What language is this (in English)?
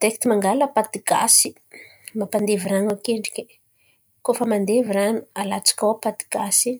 Antankarana Malagasy